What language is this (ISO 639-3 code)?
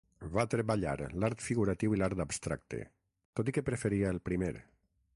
cat